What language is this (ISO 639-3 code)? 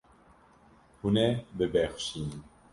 kur